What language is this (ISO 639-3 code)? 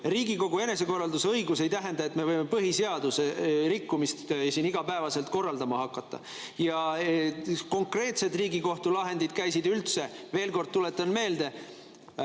est